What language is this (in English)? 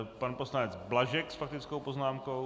Czech